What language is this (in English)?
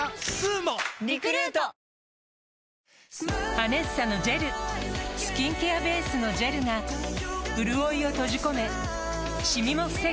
Japanese